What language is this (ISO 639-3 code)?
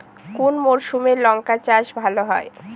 ben